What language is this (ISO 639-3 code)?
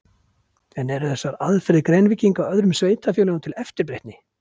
isl